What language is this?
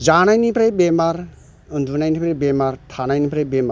Bodo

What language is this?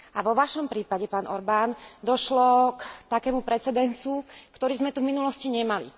Slovak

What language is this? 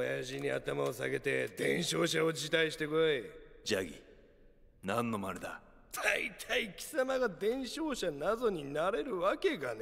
Japanese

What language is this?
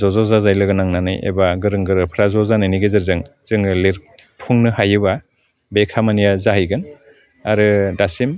Bodo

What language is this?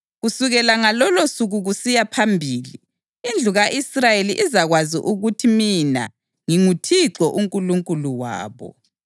North Ndebele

